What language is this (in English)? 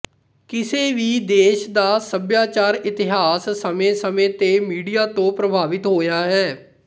Punjabi